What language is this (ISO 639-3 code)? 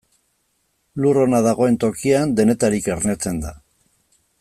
eus